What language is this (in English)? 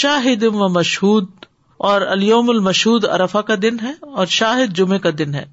Urdu